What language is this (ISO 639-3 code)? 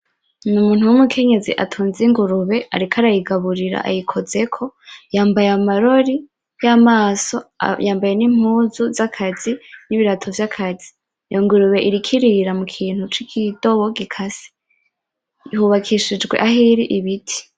run